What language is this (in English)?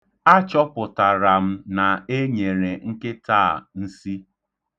Igbo